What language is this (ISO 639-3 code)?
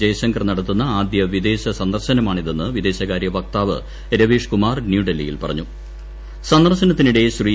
mal